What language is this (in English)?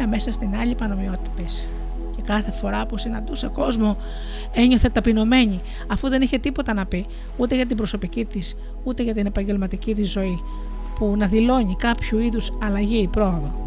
Greek